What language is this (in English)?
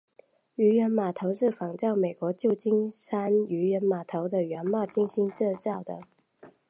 Chinese